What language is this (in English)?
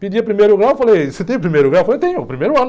Portuguese